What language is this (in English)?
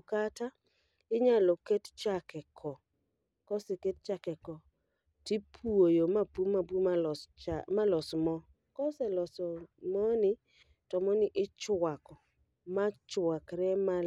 Luo (Kenya and Tanzania)